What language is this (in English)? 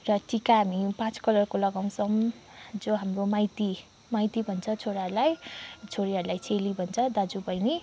Nepali